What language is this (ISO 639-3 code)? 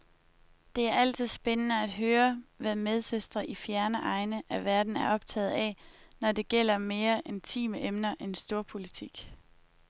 dan